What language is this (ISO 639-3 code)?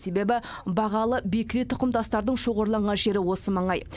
kaz